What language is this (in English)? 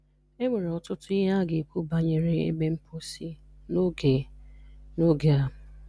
Igbo